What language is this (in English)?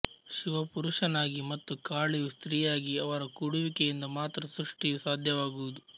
Kannada